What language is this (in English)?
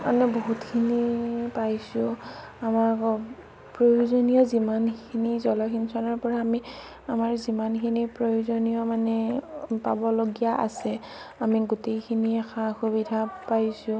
Assamese